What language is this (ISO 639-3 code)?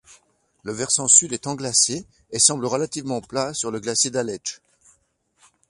fra